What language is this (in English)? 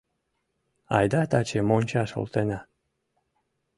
Mari